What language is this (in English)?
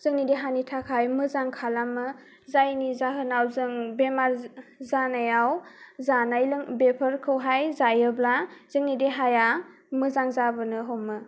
Bodo